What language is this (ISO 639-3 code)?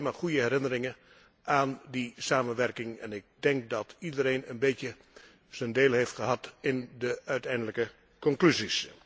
nld